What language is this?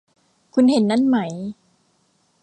Thai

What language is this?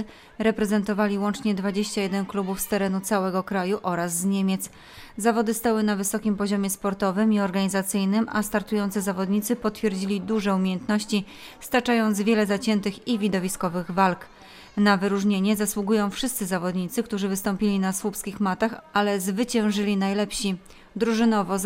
Polish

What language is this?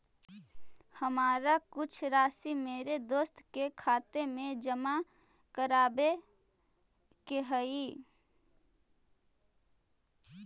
Magahi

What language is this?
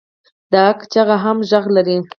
Pashto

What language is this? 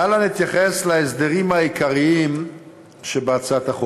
Hebrew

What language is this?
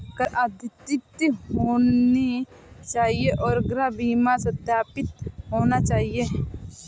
Hindi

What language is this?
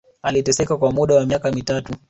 Swahili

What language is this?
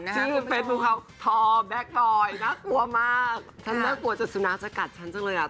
Thai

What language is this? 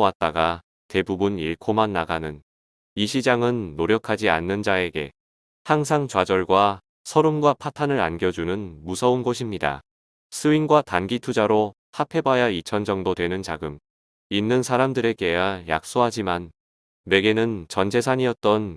Korean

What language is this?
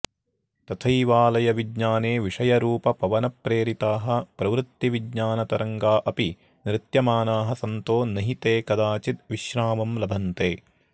Sanskrit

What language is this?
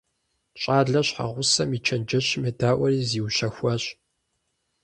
Kabardian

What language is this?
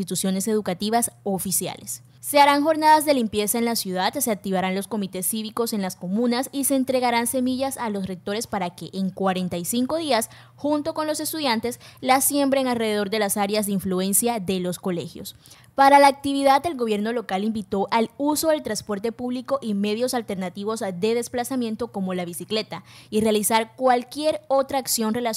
Spanish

